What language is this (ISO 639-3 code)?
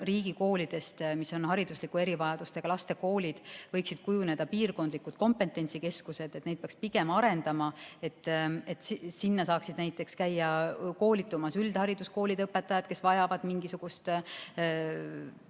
est